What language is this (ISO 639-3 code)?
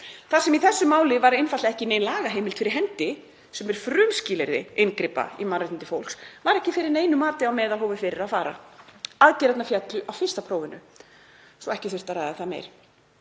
isl